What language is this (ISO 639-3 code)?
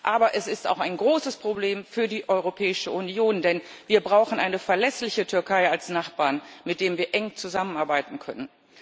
deu